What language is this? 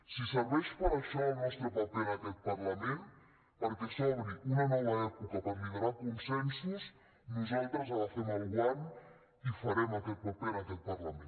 Catalan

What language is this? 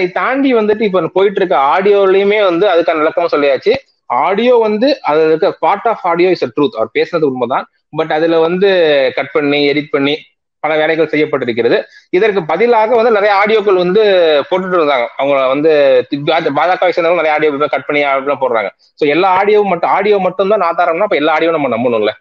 English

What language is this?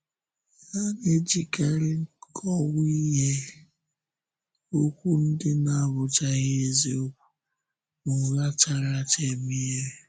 Igbo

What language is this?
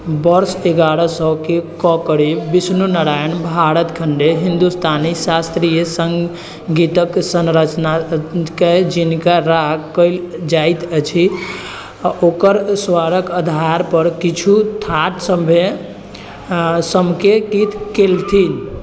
Maithili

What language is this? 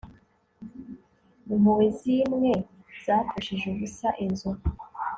Kinyarwanda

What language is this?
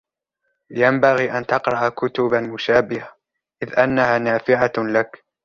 Arabic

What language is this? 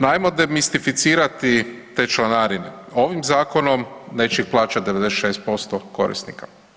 Croatian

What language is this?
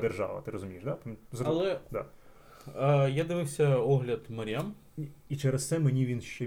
Ukrainian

